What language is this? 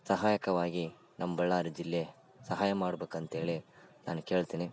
Kannada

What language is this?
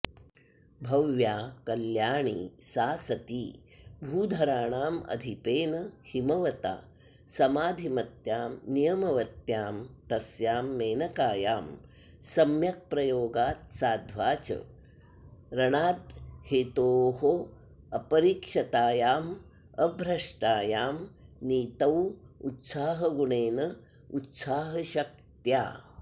Sanskrit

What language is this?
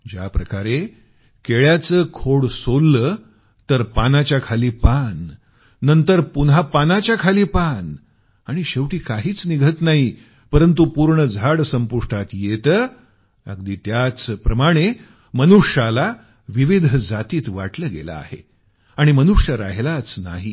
Marathi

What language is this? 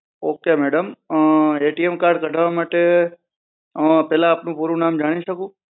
Gujarati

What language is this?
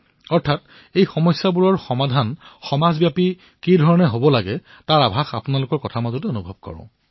Assamese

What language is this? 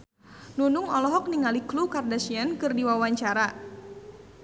Sundanese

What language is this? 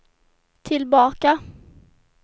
Swedish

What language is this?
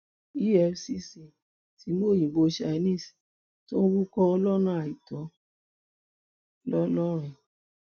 Yoruba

